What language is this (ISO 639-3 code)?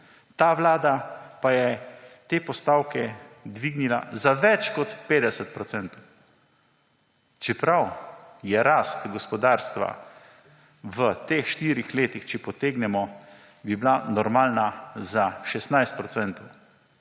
slv